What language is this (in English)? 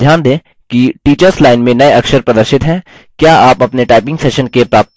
Hindi